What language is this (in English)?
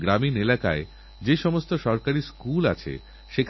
Bangla